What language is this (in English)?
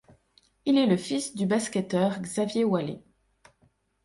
French